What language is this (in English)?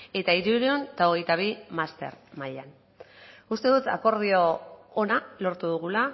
Basque